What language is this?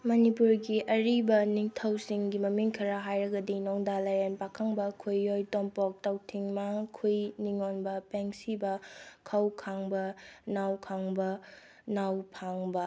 Manipuri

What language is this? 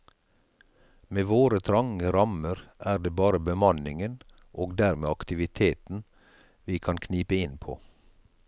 Norwegian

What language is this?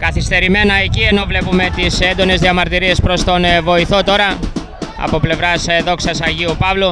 Greek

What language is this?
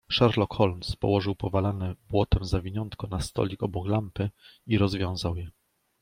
Polish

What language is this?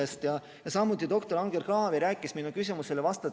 Estonian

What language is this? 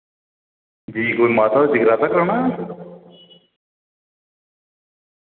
Dogri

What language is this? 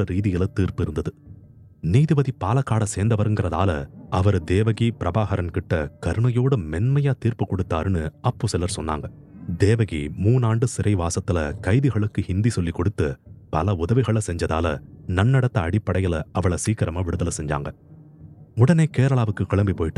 Tamil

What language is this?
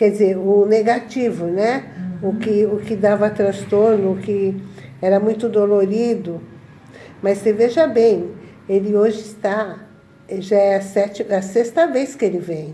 Portuguese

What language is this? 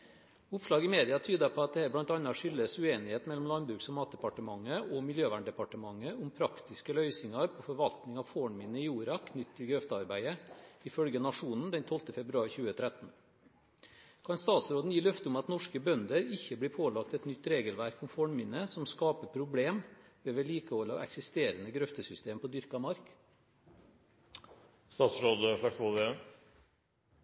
Norwegian Bokmål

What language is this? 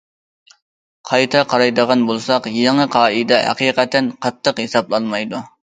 Uyghur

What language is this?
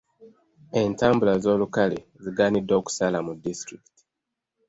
Ganda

